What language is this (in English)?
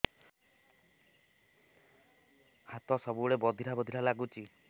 Odia